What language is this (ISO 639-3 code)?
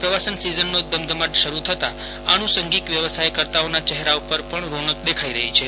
guj